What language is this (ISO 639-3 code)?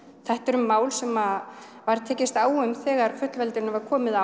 isl